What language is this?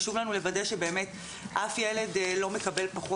Hebrew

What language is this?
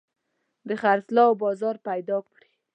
Pashto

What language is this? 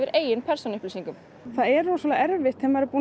Icelandic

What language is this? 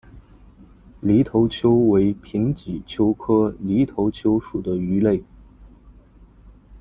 Chinese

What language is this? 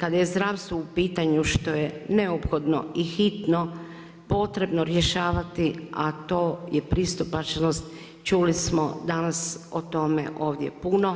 Croatian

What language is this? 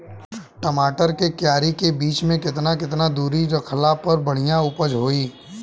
Bhojpuri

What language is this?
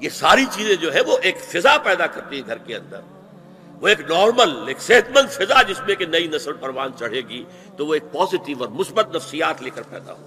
Urdu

